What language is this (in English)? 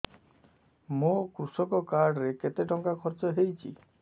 Odia